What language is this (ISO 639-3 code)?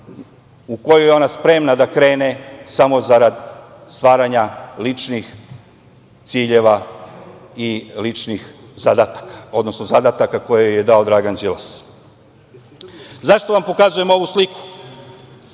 srp